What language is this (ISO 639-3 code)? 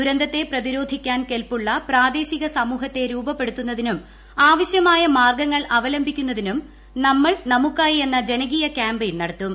mal